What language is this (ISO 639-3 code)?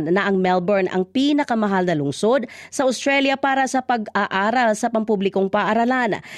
fil